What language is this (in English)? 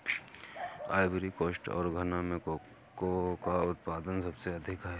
Hindi